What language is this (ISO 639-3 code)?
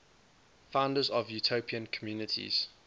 eng